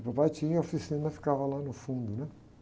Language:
Portuguese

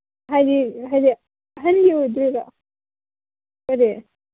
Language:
Manipuri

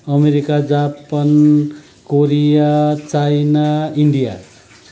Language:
Nepali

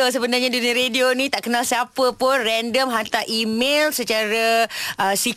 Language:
Malay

